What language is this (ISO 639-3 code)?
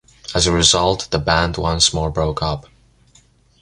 eng